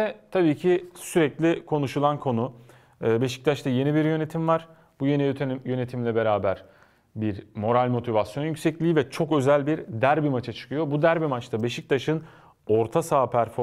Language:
Turkish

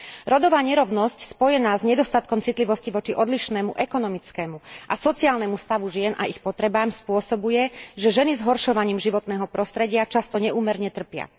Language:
Slovak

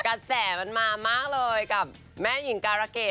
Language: Thai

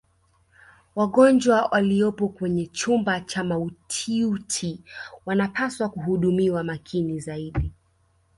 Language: Swahili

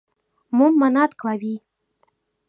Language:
Mari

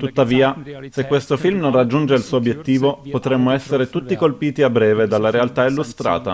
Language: Italian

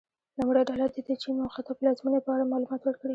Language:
Pashto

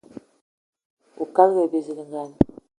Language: Eton (Cameroon)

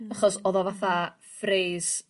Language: Welsh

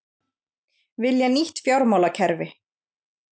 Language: Icelandic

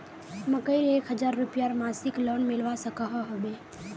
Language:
Magahi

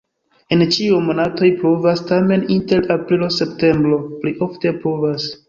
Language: Esperanto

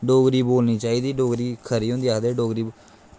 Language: Dogri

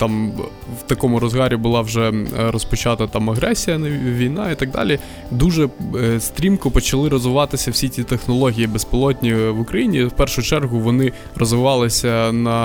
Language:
Ukrainian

